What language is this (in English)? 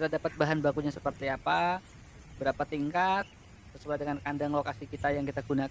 Indonesian